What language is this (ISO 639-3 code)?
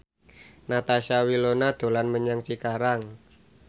jav